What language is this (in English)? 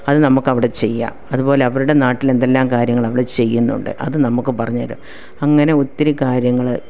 Malayalam